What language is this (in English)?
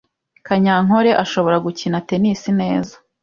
Kinyarwanda